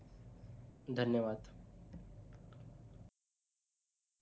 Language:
Marathi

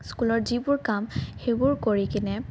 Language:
Assamese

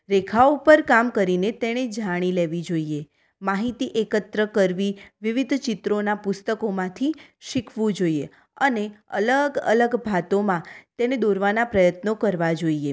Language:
Gujarati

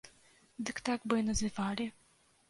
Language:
Belarusian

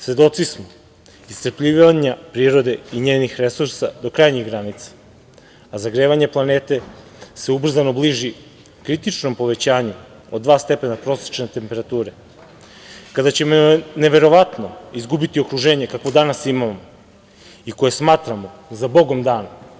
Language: Serbian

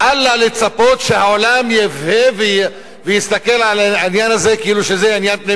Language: Hebrew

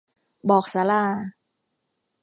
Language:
Thai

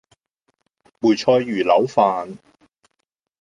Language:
Cantonese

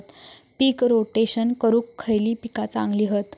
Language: Marathi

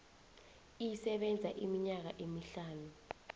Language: South Ndebele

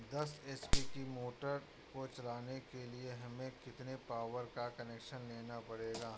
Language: Hindi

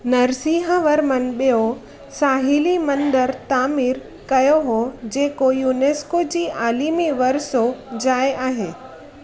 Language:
Sindhi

